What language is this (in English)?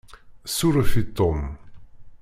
Kabyle